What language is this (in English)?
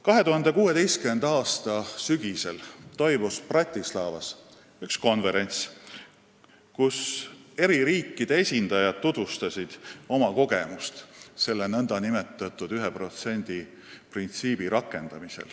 Estonian